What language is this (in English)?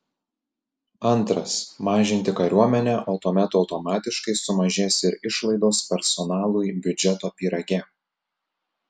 Lithuanian